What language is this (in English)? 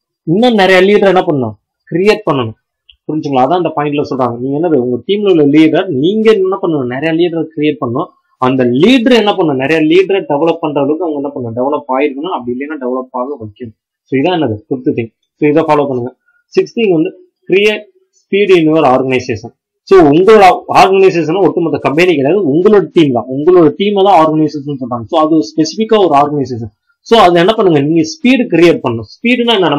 Hindi